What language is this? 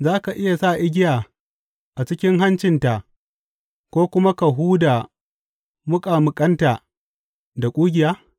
Hausa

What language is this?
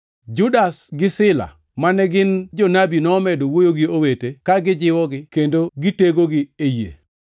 Luo (Kenya and Tanzania)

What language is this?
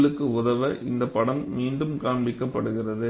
Tamil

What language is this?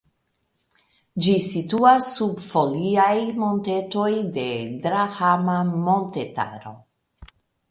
Esperanto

